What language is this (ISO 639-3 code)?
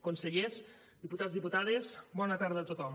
cat